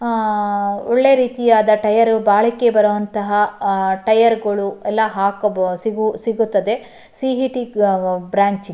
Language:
Kannada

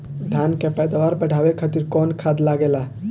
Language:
Bhojpuri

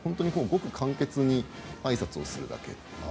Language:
Japanese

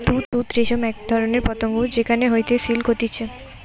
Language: Bangla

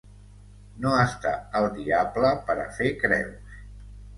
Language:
Catalan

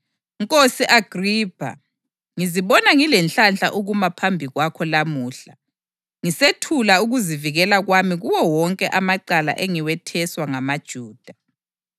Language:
North Ndebele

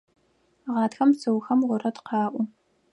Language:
Adyghe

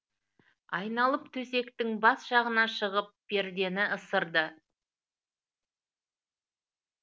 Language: Kazakh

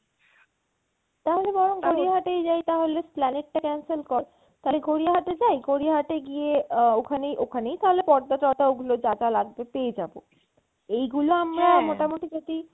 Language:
Bangla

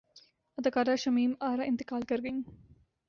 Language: Urdu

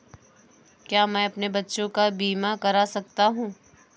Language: Hindi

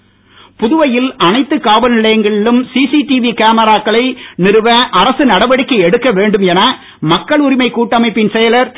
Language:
Tamil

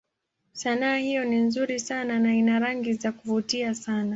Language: Swahili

